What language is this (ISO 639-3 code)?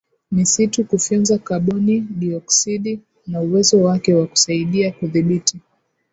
swa